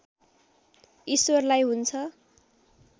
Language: Nepali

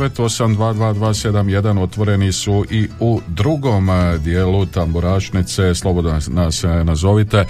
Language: Croatian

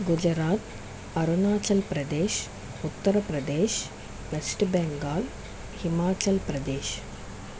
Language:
Telugu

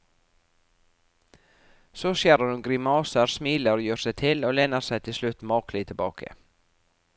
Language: Norwegian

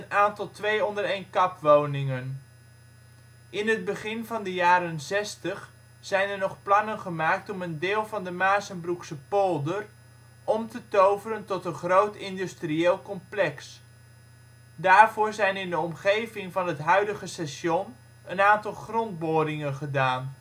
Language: Dutch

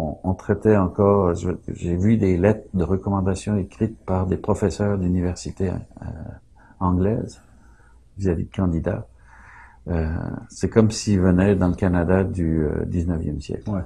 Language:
French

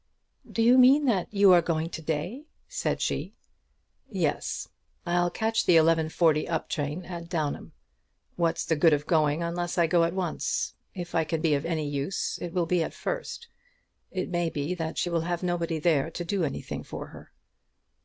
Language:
English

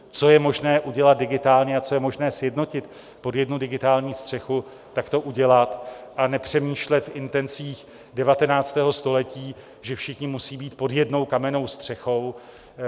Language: Czech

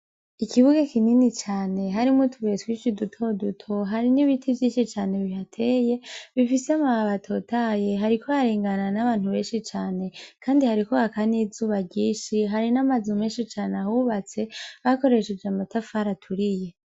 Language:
Rundi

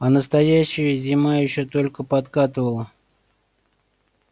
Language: Russian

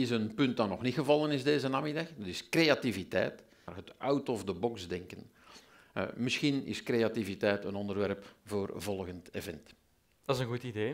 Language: Dutch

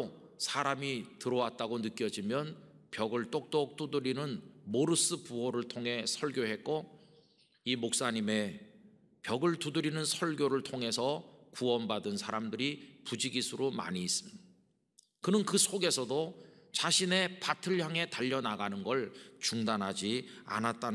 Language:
Korean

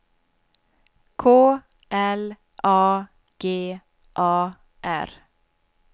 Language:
Swedish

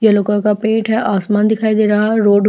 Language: Hindi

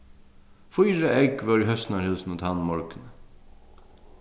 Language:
Faroese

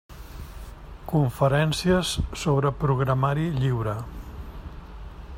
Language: Catalan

